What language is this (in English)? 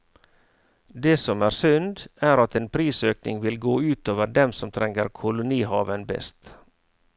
Norwegian